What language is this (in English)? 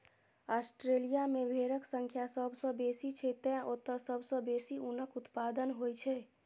Maithili